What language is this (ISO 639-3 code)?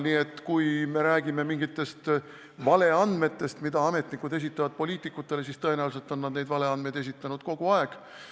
est